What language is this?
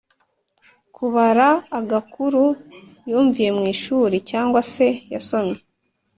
Kinyarwanda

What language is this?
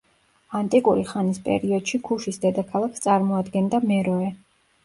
Georgian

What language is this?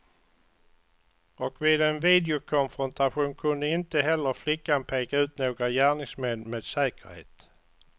Swedish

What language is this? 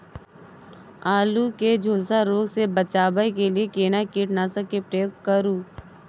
Maithili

